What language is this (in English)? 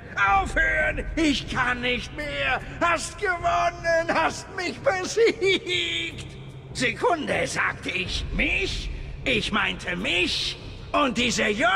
German